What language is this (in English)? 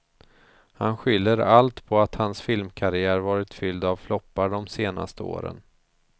Swedish